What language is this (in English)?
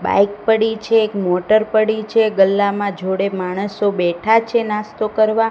Gujarati